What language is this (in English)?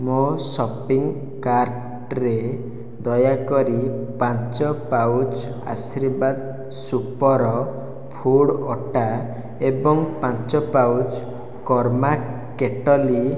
Odia